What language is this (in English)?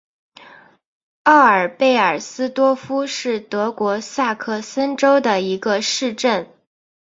Chinese